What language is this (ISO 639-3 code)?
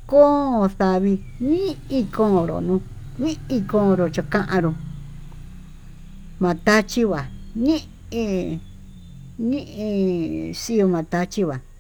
mtu